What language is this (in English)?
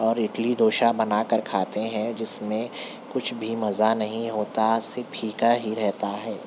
Urdu